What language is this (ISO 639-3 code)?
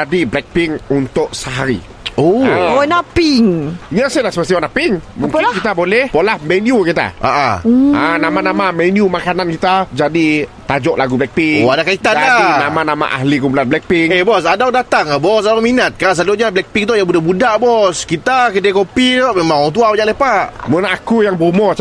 msa